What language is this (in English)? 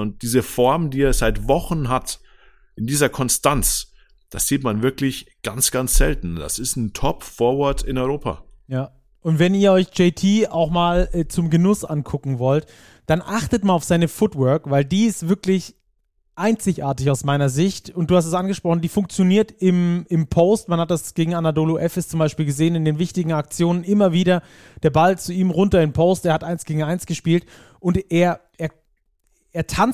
German